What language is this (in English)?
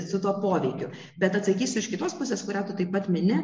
Lithuanian